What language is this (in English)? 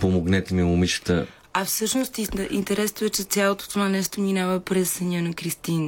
Bulgarian